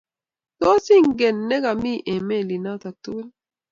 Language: Kalenjin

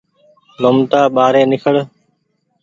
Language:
Goaria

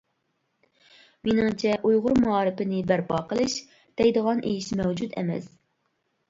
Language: Uyghur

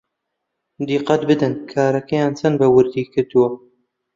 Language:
Central Kurdish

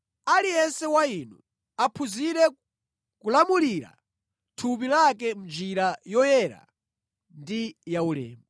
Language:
Nyanja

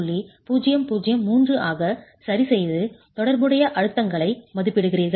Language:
Tamil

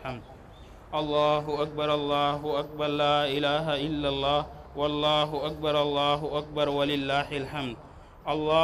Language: Arabic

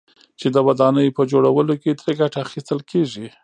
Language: Pashto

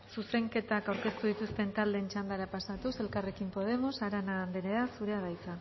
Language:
Basque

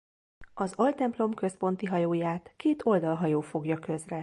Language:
Hungarian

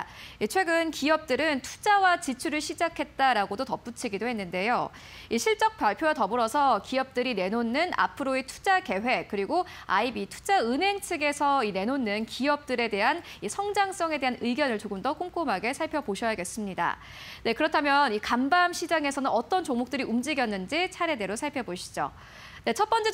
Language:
Korean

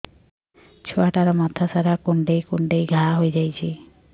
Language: Odia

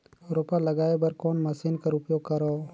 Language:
Chhattisgarhi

